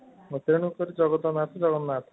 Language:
Odia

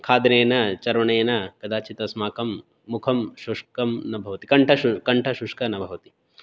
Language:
Sanskrit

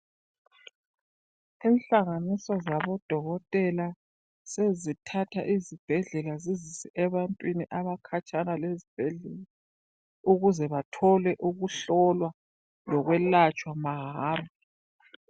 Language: North Ndebele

